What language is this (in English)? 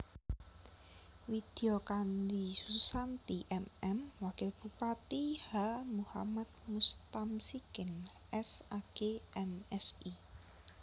Javanese